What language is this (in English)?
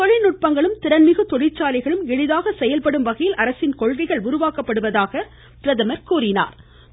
Tamil